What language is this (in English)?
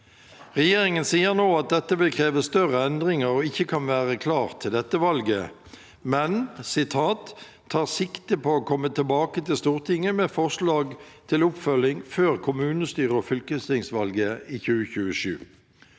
Norwegian